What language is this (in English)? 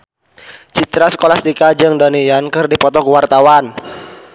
Sundanese